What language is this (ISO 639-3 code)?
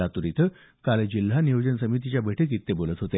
mar